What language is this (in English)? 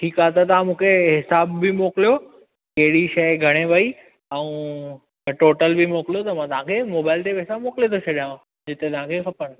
Sindhi